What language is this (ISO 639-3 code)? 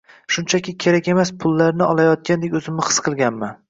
uzb